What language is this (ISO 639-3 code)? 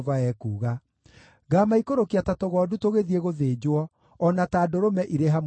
kik